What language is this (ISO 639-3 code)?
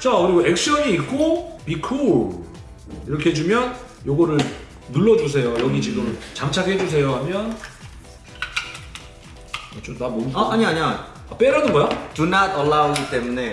kor